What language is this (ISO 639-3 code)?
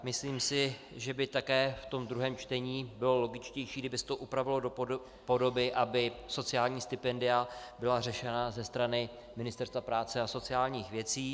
ces